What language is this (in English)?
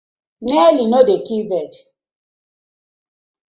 Nigerian Pidgin